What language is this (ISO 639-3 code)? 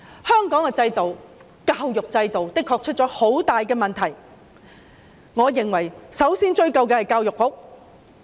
yue